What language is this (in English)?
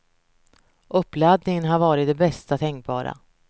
Swedish